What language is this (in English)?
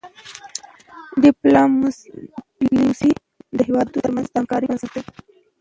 Pashto